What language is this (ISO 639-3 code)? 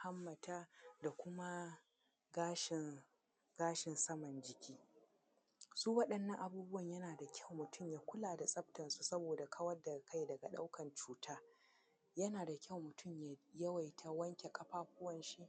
hau